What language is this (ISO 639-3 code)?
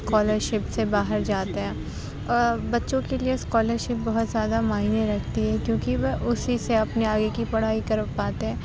urd